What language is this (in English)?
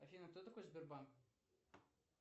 Russian